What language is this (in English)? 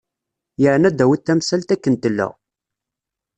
Kabyle